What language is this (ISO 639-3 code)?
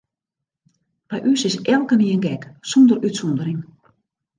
fry